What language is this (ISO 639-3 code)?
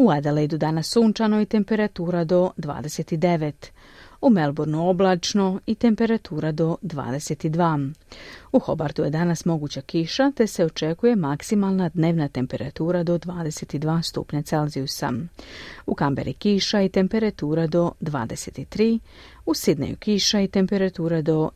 hrv